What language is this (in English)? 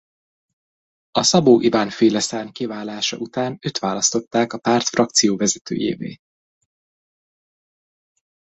Hungarian